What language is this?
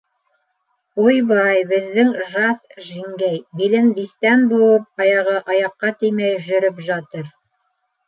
Bashkir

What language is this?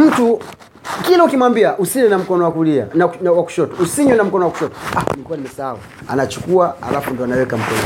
Swahili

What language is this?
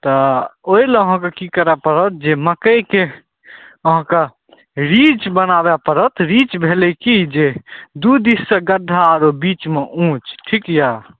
Maithili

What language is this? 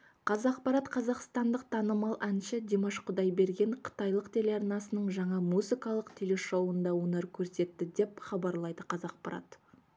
Kazakh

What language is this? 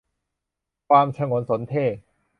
Thai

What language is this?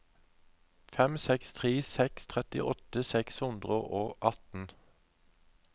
Norwegian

